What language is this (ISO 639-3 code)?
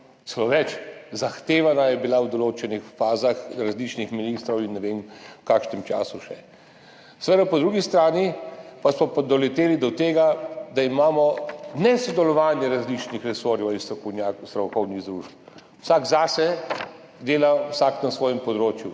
slv